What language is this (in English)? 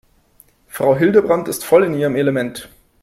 German